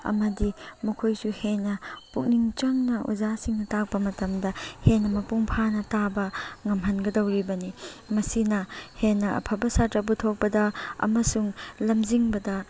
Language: Manipuri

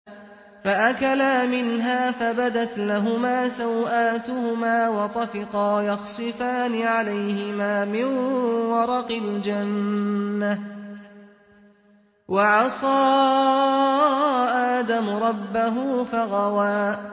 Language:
Arabic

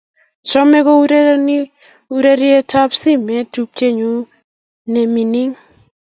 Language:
Kalenjin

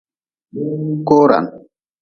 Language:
Nawdm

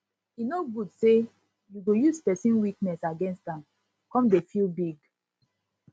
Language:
Nigerian Pidgin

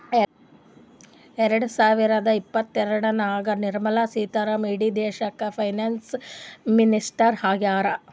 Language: Kannada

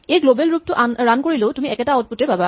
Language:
Assamese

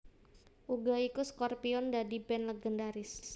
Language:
Javanese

